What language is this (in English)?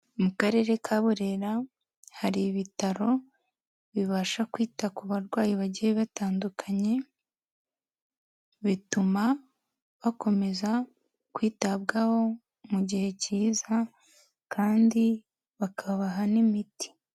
Kinyarwanda